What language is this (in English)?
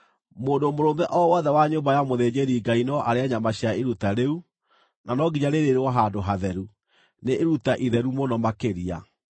Kikuyu